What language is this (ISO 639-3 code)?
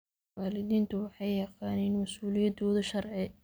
som